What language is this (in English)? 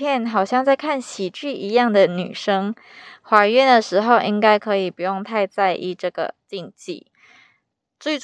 Chinese